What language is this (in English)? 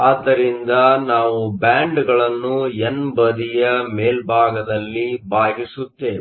Kannada